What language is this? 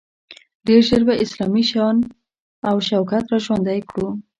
Pashto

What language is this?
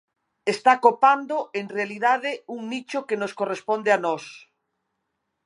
Galician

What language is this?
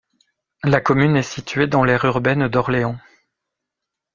French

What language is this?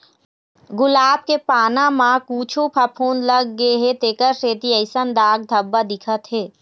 Chhattisgarhi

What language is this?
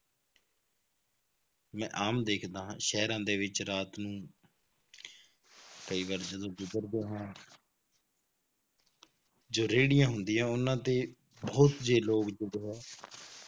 Punjabi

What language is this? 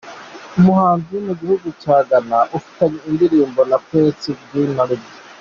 Kinyarwanda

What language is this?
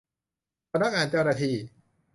Thai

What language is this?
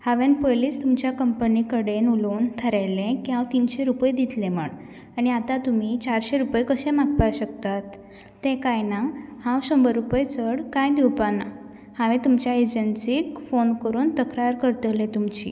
Konkani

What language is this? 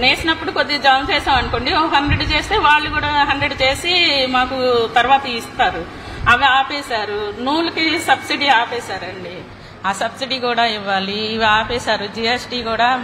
Telugu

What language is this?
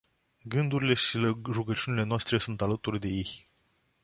Romanian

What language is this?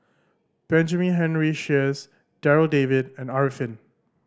English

